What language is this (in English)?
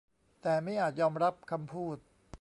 Thai